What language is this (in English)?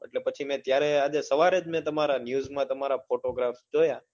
Gujarati